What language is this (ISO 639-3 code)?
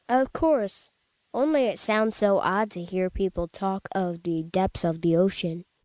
eng